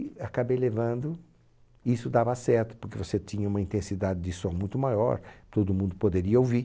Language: Portuguese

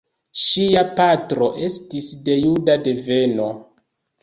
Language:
Esperanto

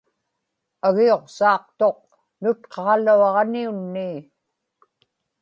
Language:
Inupiaq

